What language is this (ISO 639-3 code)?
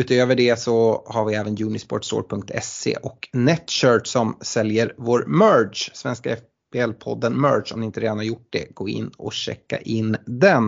swe